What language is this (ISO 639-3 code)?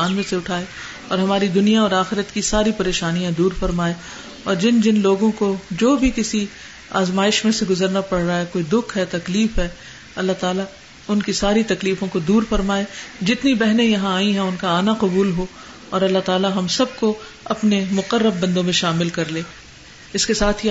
urd